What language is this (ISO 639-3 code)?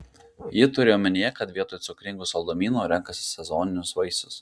lit